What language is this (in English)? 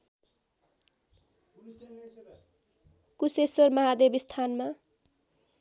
Nepali